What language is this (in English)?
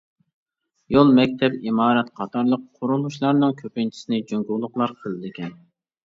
Uyghur